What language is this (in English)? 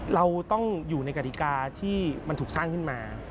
Thai